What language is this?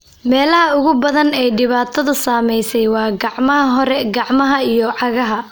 Somali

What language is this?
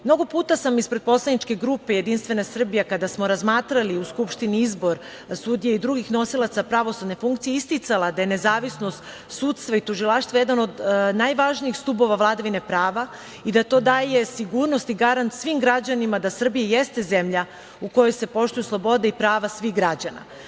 Serbian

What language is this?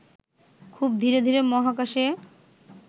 Bangla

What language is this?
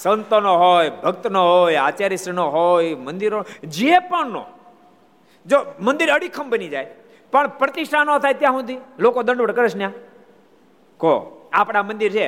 Gujarati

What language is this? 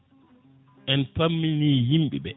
Fula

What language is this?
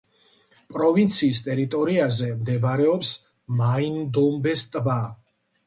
Georgian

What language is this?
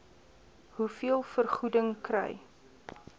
Afrikaans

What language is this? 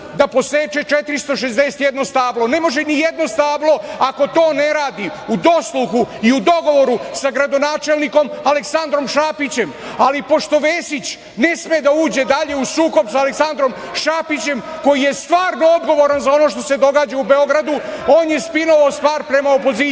Serbian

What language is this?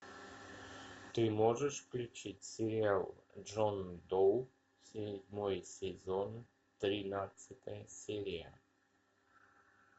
Russian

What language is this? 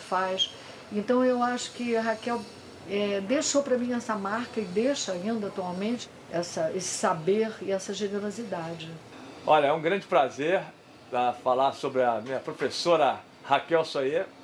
Portuguese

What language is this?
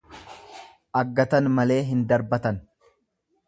Oromo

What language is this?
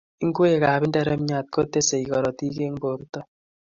Kalenjin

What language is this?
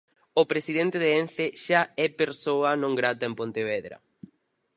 Galician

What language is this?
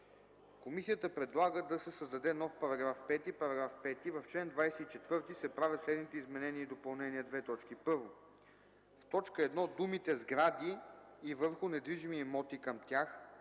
Bulgarian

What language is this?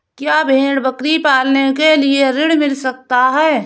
Hindi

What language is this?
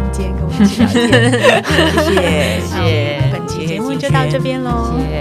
Chinese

